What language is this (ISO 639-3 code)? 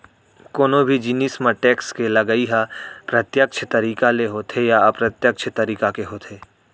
hne